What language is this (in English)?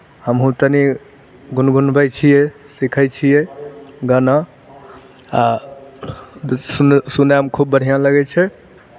Maithili